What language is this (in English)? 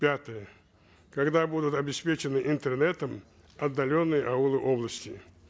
Kazakh